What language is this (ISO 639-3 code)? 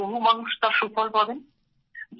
ben